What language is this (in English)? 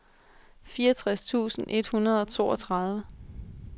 Danish